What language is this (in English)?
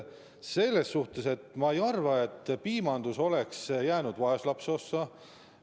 Estonian